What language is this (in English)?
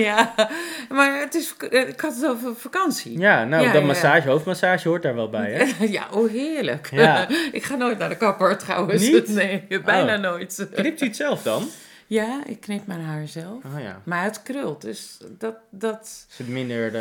Dutch